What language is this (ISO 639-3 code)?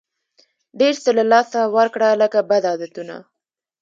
pus